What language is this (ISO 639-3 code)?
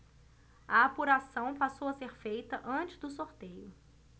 por